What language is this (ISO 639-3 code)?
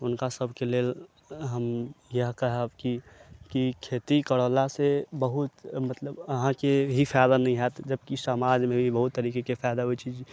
mai